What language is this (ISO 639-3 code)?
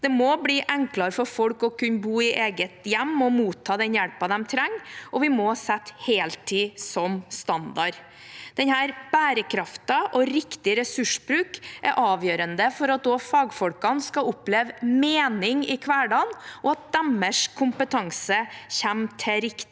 nor